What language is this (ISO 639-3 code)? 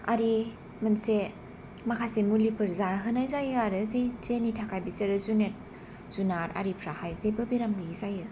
brx